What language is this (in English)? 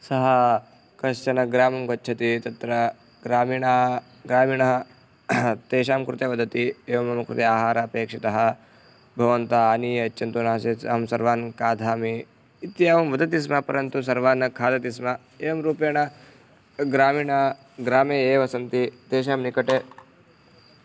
Sanskrit